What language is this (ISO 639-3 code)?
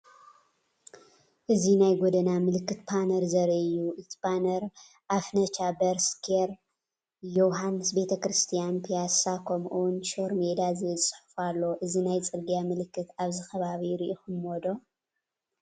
tir